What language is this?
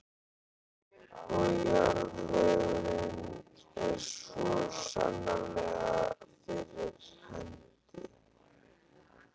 Icelandic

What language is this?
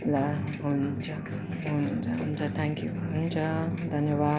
Nepali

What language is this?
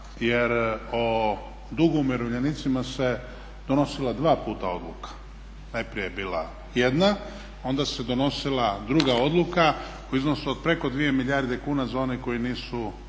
Croatian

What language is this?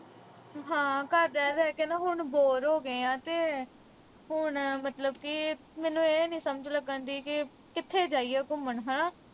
Punjabi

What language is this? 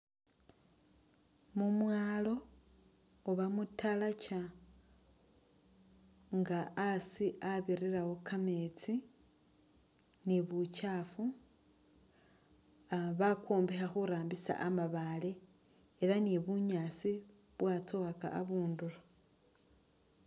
Masaaba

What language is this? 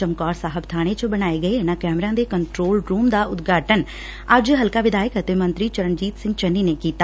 Punjabi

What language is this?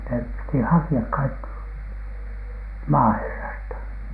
Finnish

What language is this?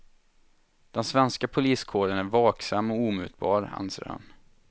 Swedish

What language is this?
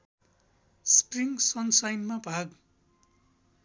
Nepali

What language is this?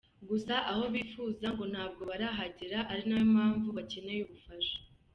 Kinyarwanda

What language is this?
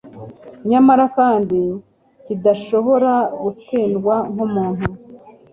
Kinyarwanda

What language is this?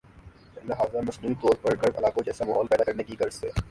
Urdu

